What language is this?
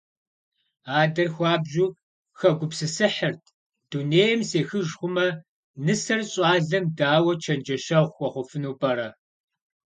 Kabardian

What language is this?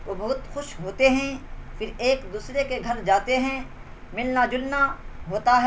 Urdu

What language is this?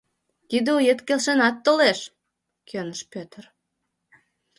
Mari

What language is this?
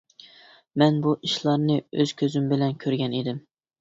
Uyghur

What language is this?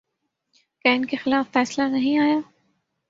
Urdu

